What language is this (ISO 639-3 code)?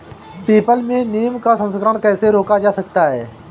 hin